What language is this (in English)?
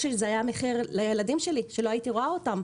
Hebrew